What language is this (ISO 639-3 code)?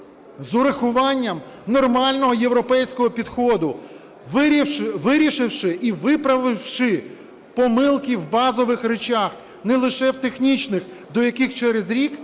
ukr